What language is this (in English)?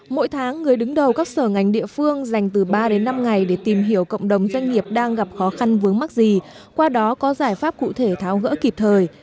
Vietnamese